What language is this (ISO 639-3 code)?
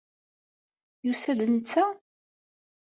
kab